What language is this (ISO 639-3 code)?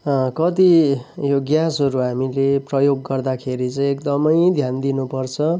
nep